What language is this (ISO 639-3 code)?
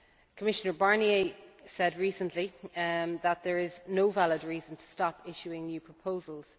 eng